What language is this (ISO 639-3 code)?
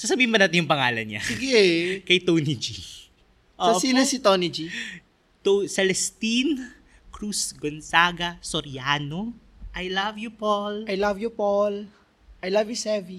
fil